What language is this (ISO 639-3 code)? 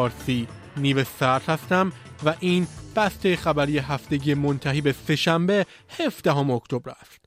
fas